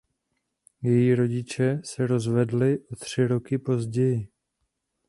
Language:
Czech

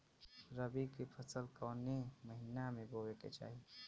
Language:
Bhojpuri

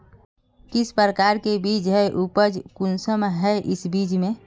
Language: Magahi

